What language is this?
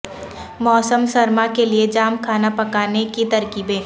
Urdu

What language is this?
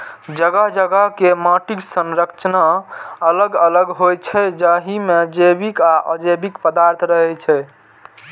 Maithili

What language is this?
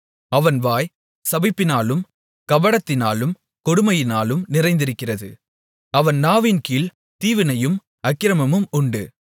Tamil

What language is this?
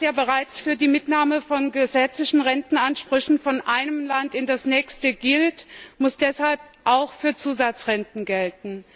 German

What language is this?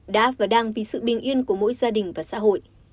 Vietnamese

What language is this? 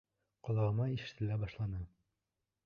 Bashkir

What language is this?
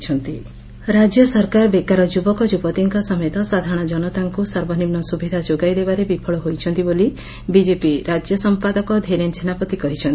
Odia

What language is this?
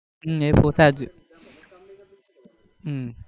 Gujarati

